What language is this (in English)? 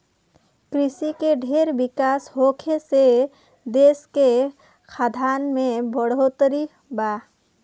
Bhojpuri